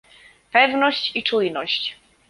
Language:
Polish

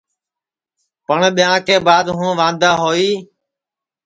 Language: Sansi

